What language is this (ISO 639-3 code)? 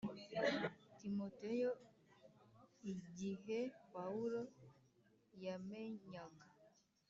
kin